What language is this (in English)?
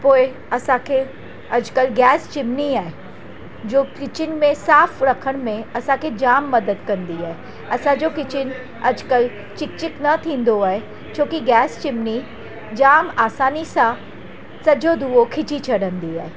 Sindhi